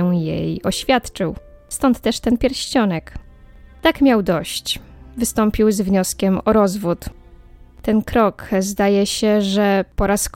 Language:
Polish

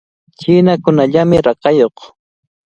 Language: Cajatambo North Lima Quechua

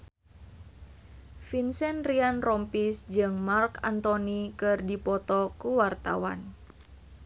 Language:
Sundanese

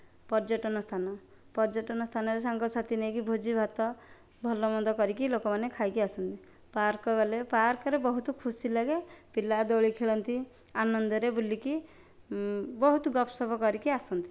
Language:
Odia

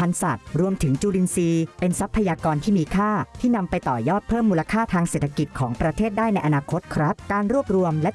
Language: Thai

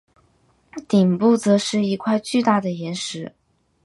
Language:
Chinese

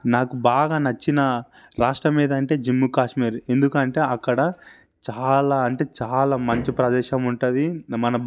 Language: Telugu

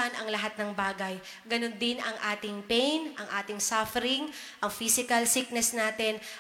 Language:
Filipino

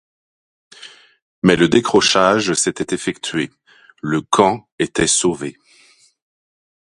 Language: French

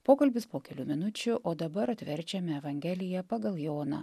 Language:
Lithuanian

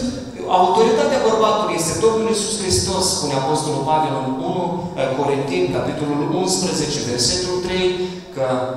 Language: Romanian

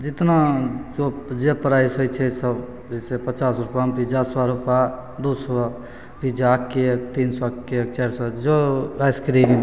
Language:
Maithili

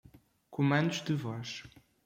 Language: Portuguese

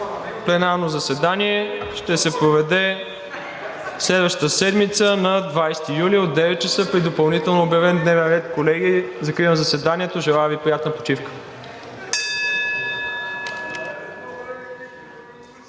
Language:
Bulgarian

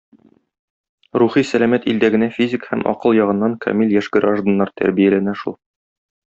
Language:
Tatar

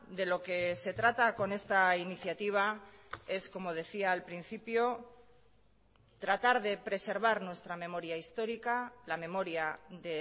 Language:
Spanish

